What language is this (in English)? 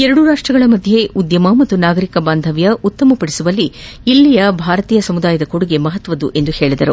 Kannada